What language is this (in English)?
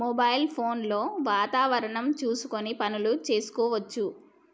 Telugu